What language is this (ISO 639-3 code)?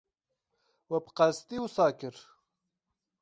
kur